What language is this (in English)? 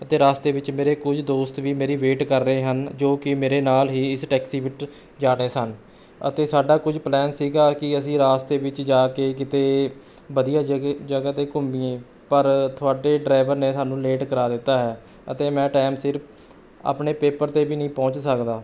Punjabi